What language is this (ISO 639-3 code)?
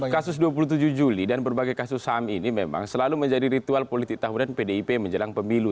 ind